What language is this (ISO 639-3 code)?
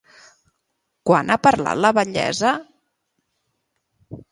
cat